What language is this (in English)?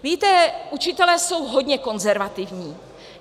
Czech